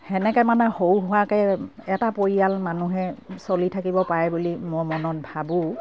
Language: Assamese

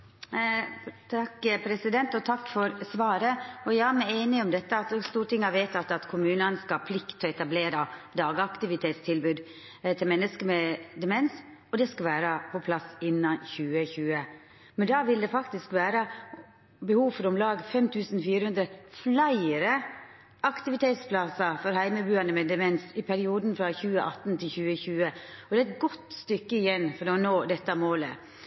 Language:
Norwegian Nynorsk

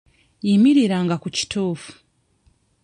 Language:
Ganda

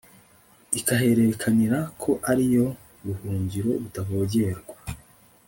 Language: Kinyarwanda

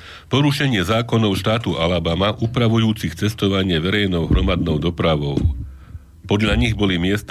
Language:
Slovak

